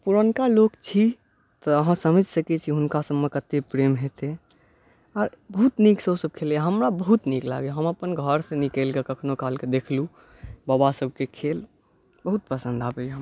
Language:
Maithili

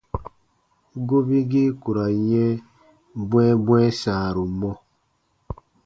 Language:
Baatonum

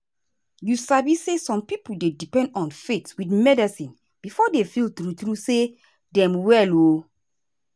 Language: Nigerian Pidgin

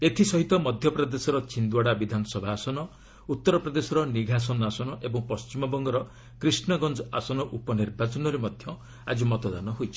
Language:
Odia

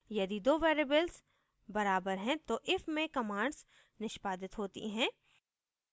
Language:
Hindi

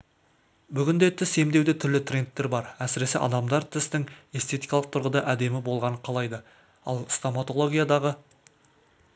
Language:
Kazakh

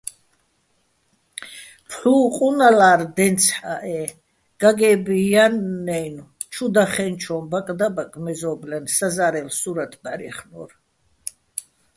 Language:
Bats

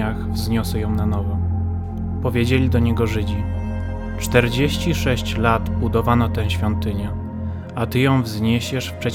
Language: Polish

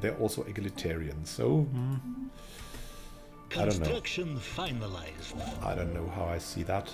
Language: English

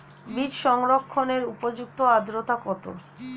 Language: Bangla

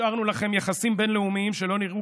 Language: Hebrew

